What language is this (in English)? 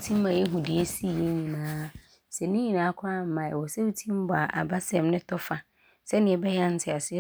Abron